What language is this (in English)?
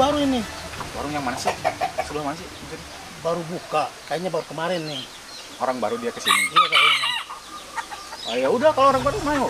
Indonesian